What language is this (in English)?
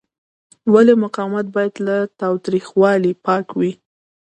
Pashto